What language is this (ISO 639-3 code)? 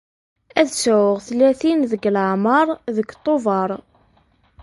kab